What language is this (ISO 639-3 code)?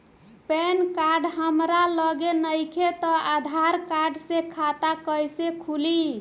bho